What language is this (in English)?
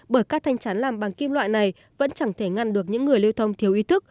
Vietnamese